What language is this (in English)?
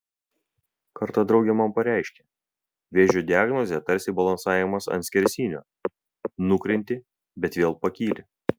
Lithuanian